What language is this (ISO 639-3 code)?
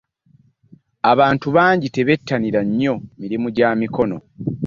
lug